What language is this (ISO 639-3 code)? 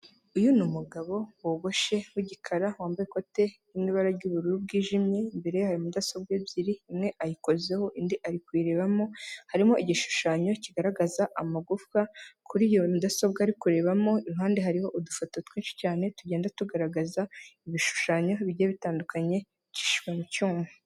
kin